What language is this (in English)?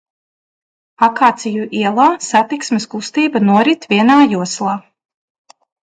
Latvian